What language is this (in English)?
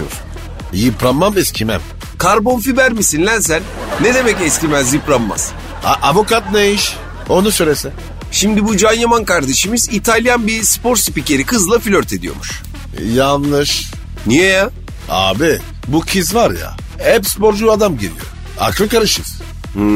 Turkish